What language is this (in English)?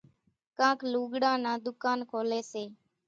Kachi Koli